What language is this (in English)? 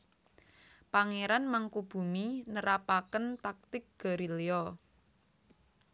Javanese